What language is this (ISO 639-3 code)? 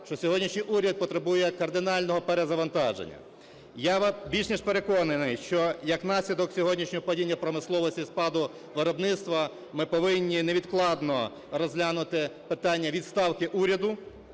ukr